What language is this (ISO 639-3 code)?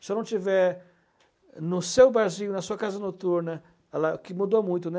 por